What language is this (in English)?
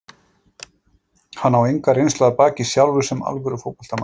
Icelandic